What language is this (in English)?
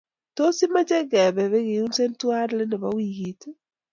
Kalenjin